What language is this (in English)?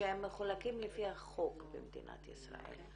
Hebrew